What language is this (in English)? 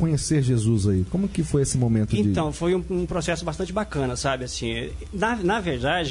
Portuguese